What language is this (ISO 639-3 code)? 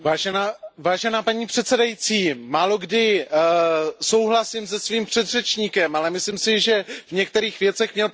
ces